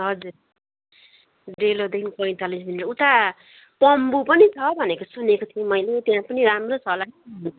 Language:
Nepali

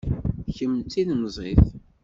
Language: Kabyle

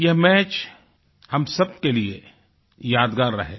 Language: Hindi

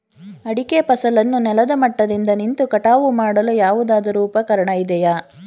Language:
Kannada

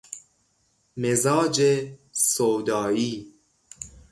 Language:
Persian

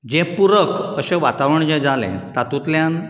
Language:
Konkani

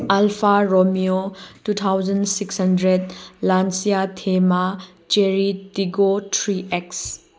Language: Manipuri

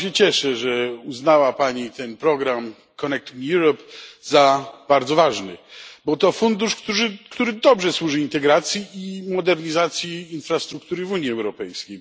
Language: Polish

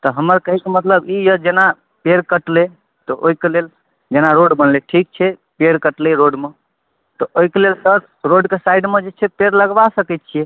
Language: Maithili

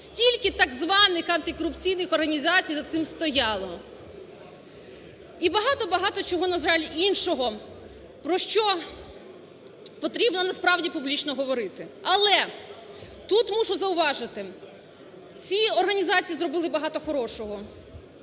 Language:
Ukrainian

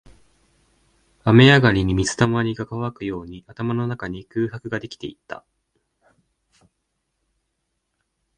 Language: Japanese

